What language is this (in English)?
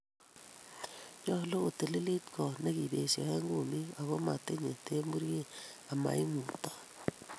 Kalenjin